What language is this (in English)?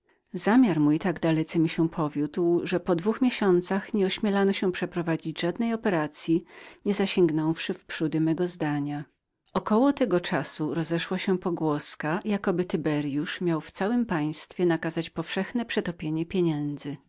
Polish